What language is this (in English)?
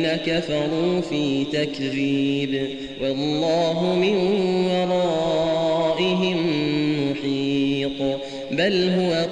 Arabic